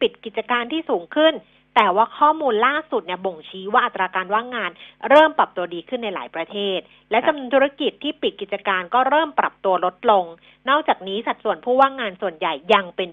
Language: Thai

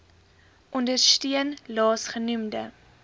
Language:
Afrikaans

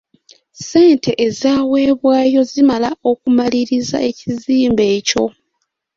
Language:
Ganda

